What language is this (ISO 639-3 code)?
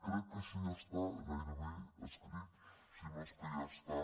cat